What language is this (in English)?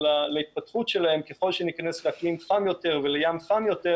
Hebrew